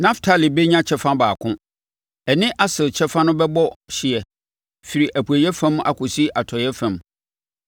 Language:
Akan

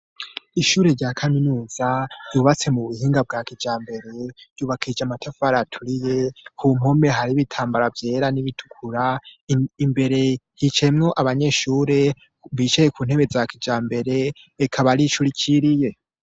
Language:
Rundi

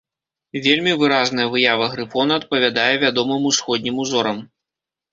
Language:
Belarusian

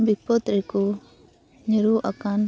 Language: Santali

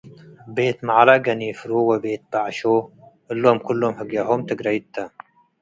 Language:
Tigre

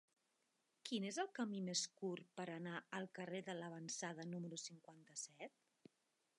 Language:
Catalan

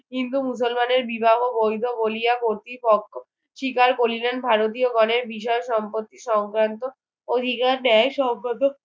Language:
Bangla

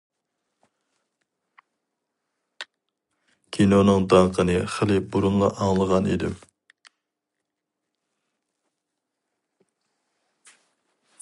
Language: Uyghur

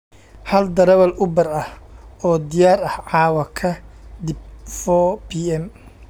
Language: Somali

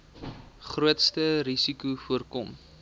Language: Afrikaans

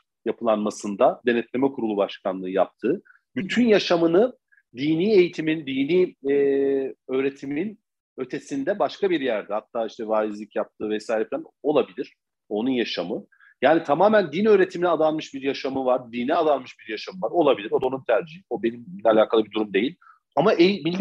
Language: Turkish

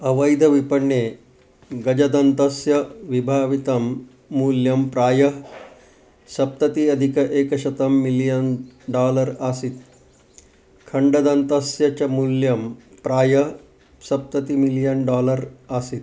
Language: Sanskrit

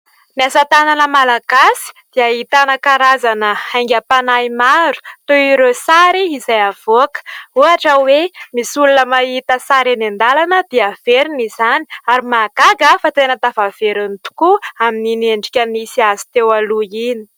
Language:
Malagasy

